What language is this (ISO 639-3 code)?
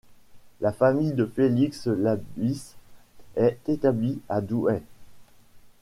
fra